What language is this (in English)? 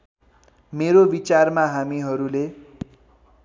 Nepali